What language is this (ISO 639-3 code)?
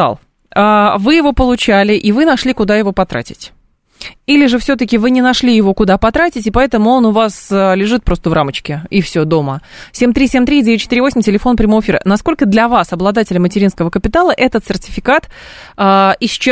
rus